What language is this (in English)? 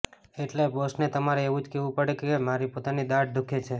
Gujarati